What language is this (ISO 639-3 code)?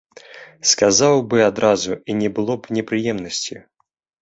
bel